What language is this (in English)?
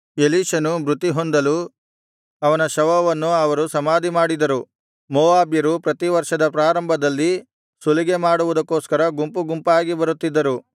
Kannada